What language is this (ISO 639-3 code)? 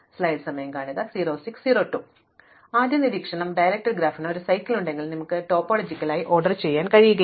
mal